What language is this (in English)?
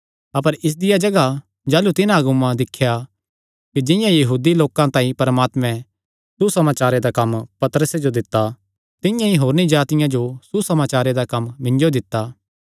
Kangri